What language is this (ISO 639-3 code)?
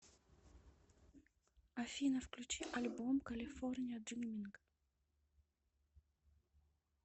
rus